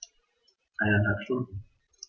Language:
German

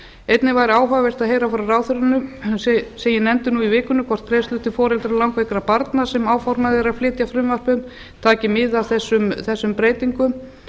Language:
Icelandic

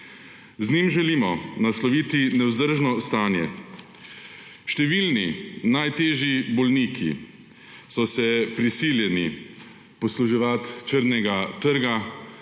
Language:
Slovenian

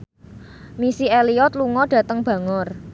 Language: Javanese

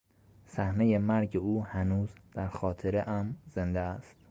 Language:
Persian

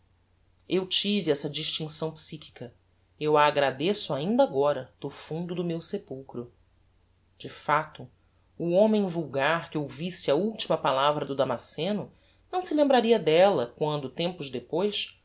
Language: Portuguese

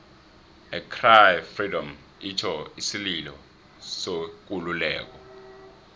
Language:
South Ndebele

